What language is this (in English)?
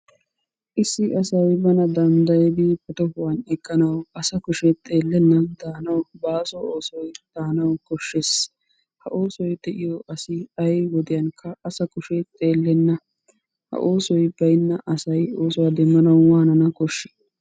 Wolaytta